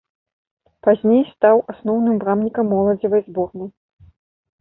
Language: Belarusian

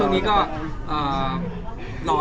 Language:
Thai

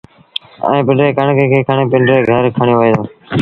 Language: Sindhi Bhil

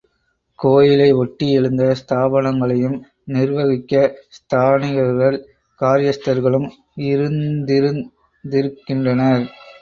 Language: Tamil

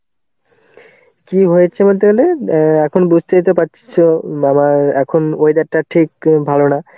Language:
Bangla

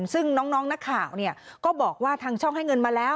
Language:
Thai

